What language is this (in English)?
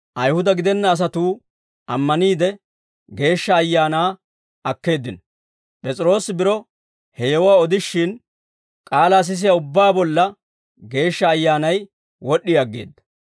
Dawro